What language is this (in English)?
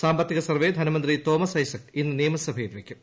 Malayalam